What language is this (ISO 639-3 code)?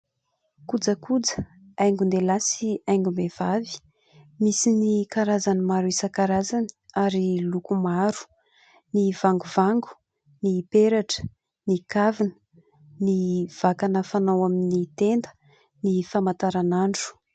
mlg